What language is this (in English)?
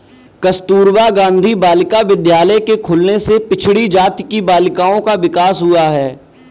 Hindi